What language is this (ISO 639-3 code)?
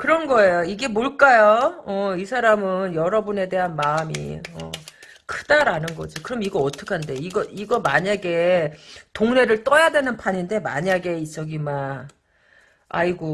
kor